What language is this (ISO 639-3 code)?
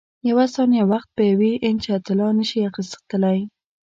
pus